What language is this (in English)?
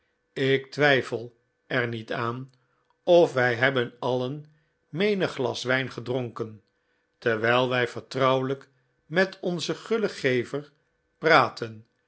Dutch